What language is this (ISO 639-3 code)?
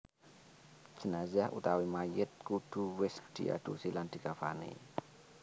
jav